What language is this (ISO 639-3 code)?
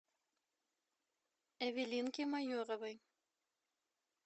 rus